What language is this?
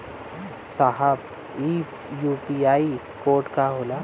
Bhojpuri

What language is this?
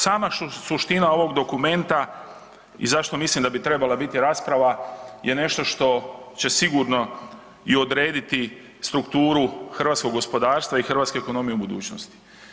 Croatian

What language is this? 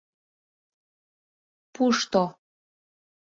Mari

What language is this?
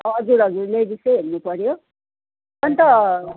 Nepali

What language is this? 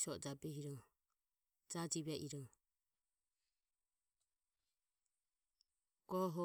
Ömie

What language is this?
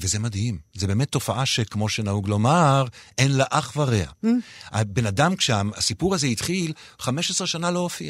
Hebrew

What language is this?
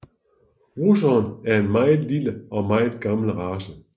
Danish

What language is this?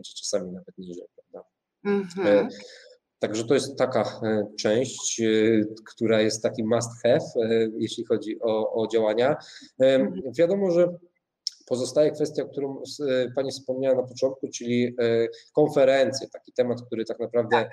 Polish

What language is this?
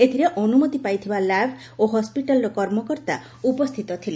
Odia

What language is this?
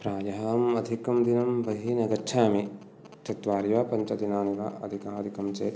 Sanskrit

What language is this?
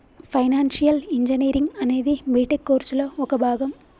Telugu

